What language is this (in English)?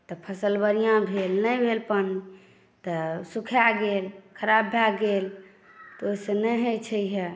Maithili